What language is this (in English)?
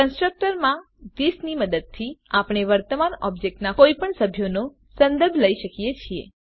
Gujarati